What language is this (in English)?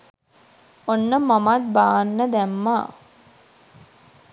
Sinhala